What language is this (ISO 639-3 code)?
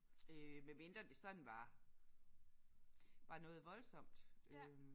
dan